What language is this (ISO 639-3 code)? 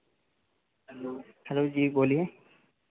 hin